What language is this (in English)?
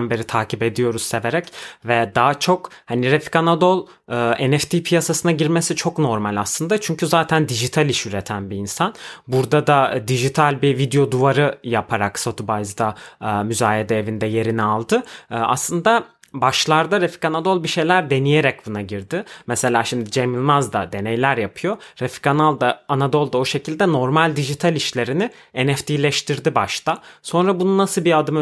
Turkish